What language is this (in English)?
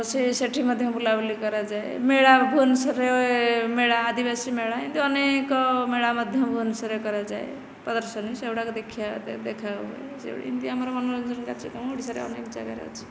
Odia